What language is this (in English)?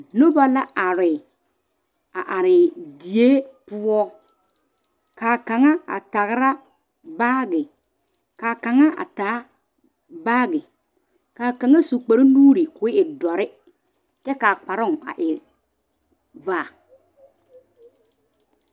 Southern Dagaare